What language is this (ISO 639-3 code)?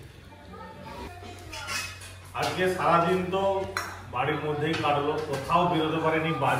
ben